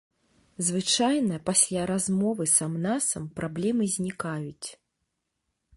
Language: Belarusian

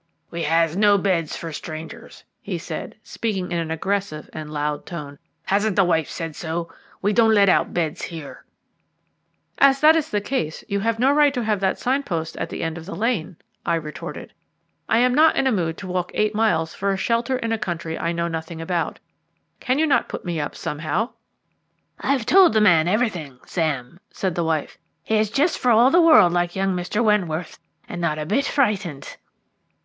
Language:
English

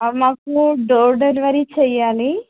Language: Telugu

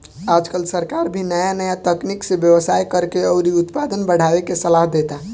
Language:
Bhojpuri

